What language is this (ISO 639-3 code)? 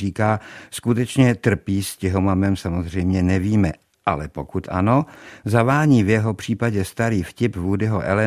ces